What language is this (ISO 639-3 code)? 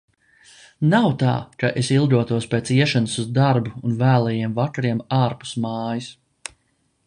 lav